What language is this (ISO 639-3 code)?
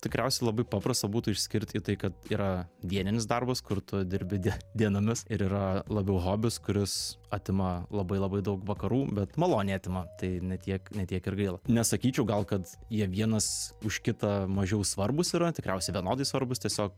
lit